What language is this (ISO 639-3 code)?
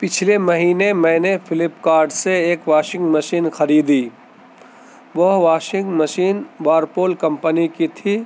urd